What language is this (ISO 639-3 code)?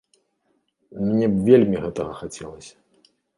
bel